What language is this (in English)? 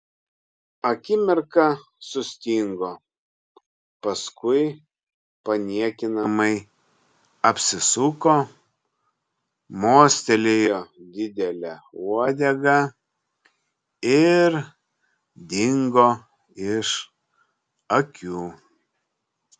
Lithuanian